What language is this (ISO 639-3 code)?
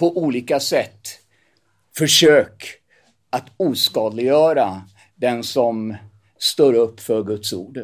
swe